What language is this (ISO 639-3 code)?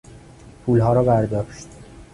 fas